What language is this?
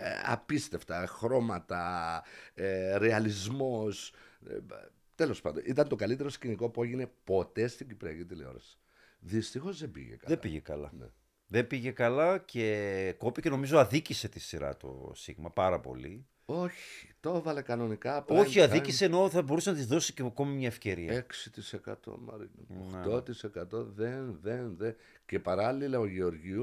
Greek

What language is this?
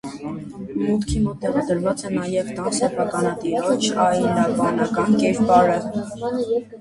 Armenian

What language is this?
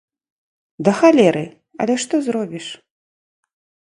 Belarusian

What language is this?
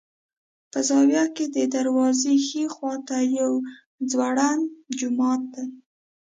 Pashto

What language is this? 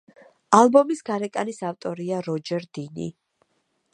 Georgian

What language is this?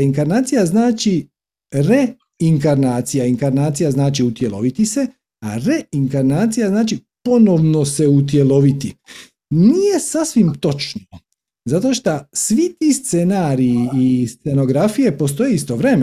Croatian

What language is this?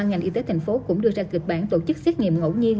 Vietnamese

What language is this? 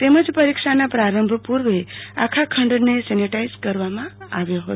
Gujarati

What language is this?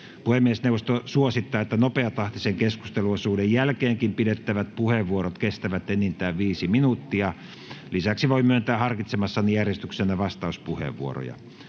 Finnish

